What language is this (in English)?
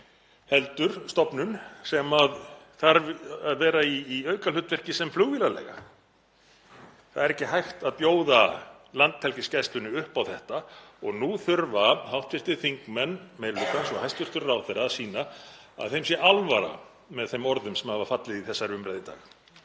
Icelandic